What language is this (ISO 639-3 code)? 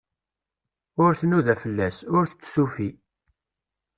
kab